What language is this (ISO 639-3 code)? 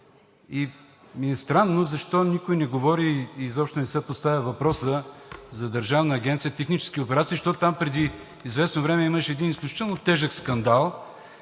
bul